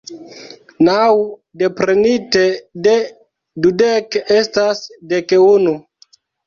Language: Esperanto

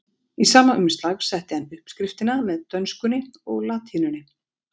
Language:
Icelandic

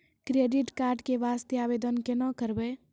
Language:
Maithili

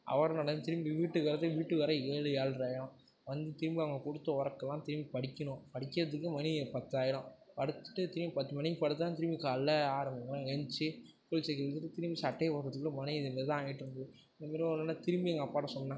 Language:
Tamil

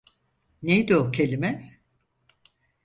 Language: Turkish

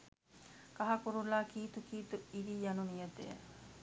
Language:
Sinhala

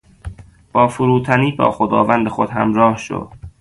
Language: Persian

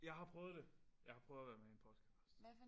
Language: Danish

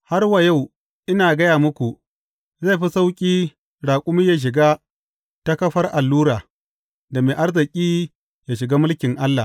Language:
Hausa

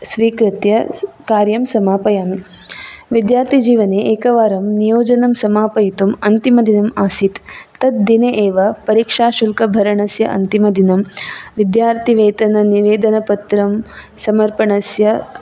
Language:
Sanskrit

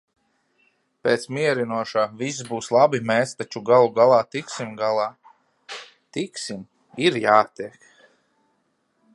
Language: Latvian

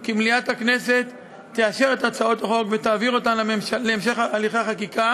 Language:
Hebrew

